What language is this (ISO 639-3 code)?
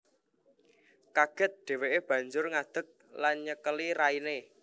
jav